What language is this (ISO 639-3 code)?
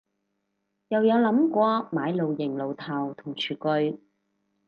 yue